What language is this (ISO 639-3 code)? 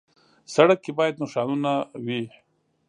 pus